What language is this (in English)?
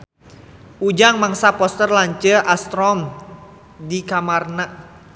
Sundanese